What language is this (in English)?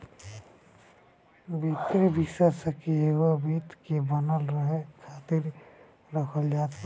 Bhojpuri